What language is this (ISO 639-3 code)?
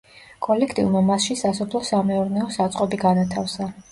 kat